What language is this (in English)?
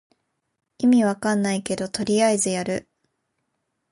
Japanese